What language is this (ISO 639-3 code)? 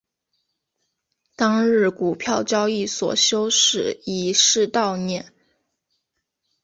zho